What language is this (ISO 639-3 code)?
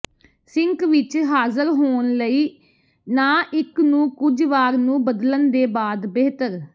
pan